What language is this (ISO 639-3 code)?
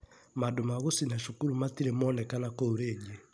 kik